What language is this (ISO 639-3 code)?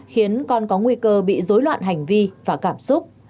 vie